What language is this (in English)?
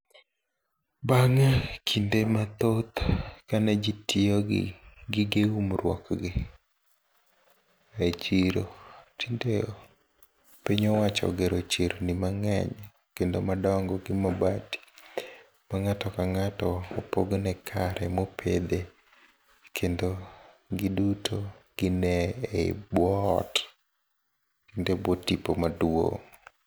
Luo (Kenya and Tanzania)